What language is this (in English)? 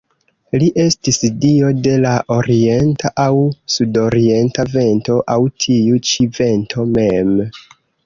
Esperanto